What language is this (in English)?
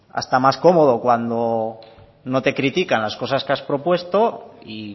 Spanish